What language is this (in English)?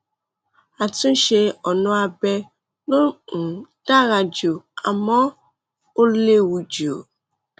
Yoruba